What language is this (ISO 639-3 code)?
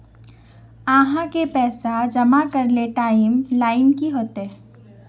mag